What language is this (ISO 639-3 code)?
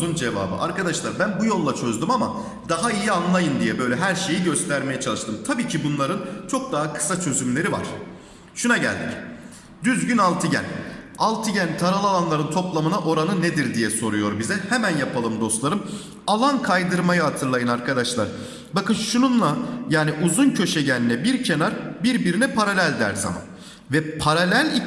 tur